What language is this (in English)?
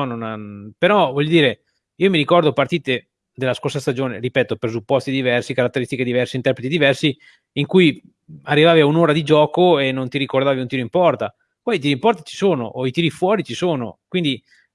Italian